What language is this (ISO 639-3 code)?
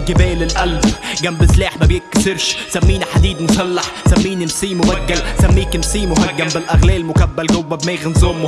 ara